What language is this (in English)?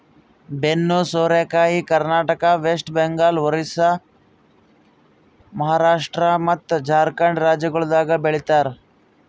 Kannada